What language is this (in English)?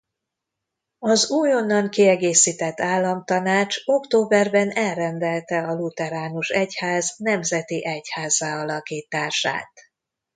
Hungarian